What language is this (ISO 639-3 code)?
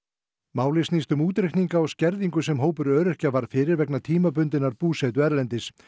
isl